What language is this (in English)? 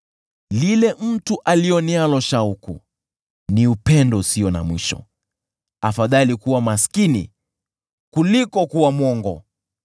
Swahili